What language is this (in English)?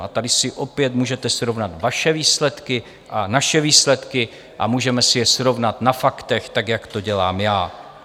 Czech